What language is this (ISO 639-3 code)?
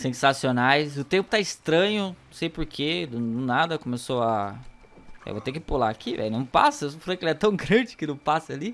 por